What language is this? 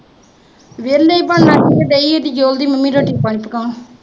Punjabi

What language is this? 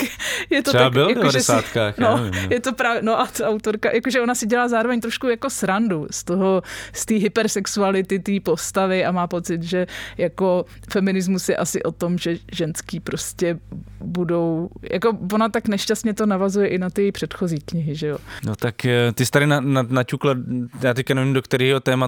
Czech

